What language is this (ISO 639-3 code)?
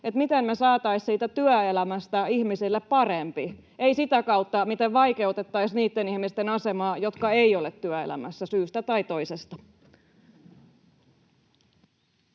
fin